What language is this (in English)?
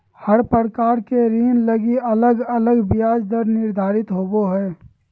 Magahi